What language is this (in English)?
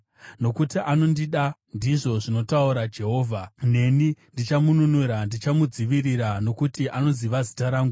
Shona